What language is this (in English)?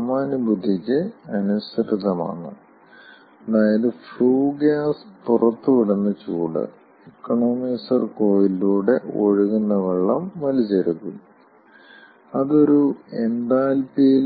Malayalam